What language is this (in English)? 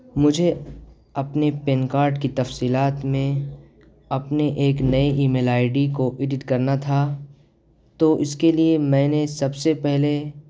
Urdu